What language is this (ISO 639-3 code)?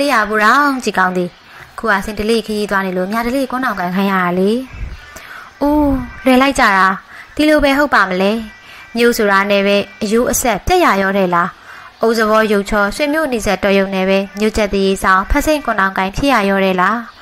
tha